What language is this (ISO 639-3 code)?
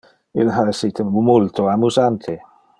ina